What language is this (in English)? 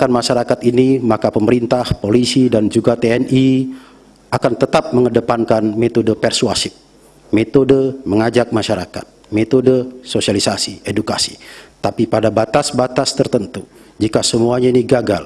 Indonesian